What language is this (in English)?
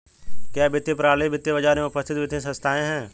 Hindi